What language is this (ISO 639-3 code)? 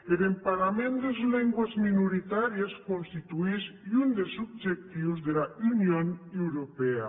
cat